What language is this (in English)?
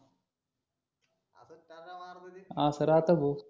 Marathi